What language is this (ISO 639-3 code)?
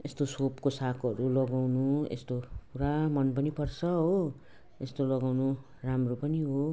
nep